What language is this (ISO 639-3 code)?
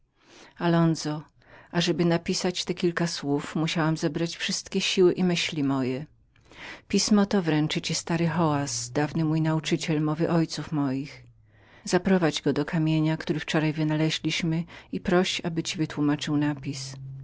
pol